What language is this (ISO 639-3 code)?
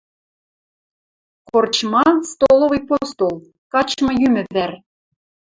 mrj